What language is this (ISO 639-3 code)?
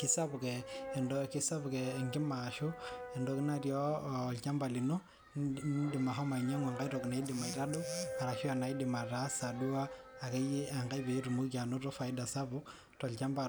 mas